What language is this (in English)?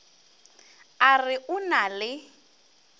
Northern Sotho